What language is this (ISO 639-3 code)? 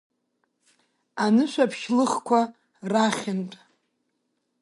abk